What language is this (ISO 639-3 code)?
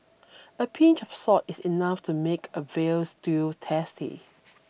eng